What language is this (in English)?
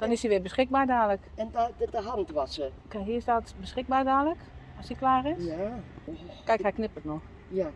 Dutch